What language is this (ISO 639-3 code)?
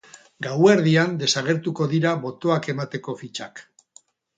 eus